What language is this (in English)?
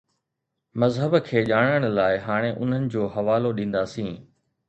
Sindhi